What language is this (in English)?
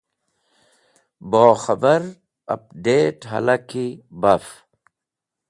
Wakhi